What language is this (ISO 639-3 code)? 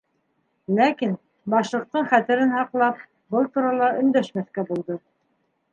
bak